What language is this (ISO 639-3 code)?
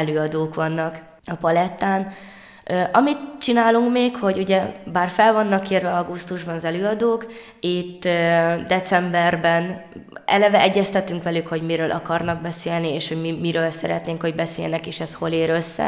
hun